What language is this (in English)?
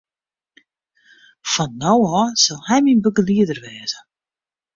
Western Frisian